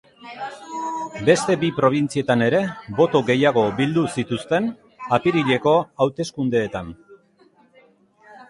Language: Basque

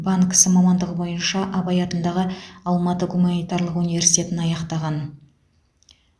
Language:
Kazakh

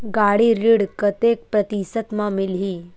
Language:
Chhattisgarhi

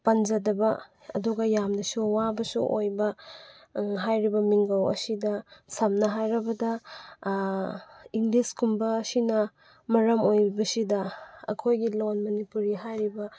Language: Manipuri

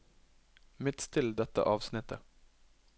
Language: Norwegian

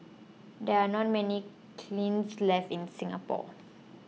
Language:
English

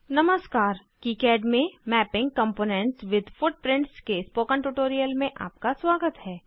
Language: Hindi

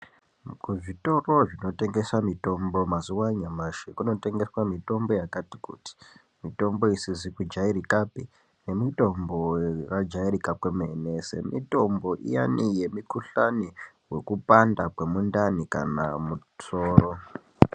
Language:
Ndau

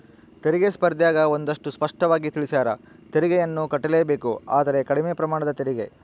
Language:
Kannada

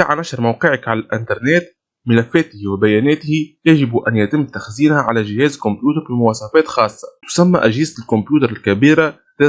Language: Arabic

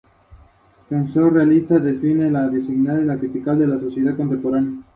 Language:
Spanish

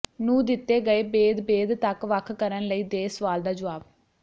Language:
Punjabi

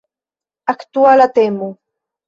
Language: Esperanto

